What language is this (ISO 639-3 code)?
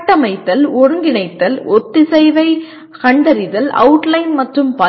tam